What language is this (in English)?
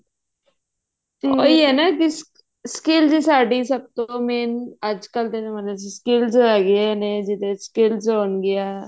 Punjabi